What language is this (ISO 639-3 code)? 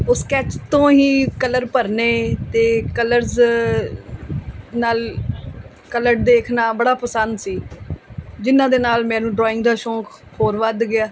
pan